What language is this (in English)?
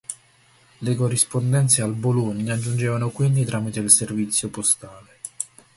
Italian